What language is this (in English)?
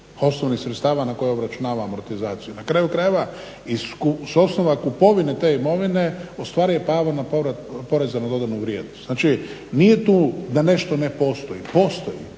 Croatian